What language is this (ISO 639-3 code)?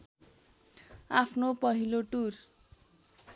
nep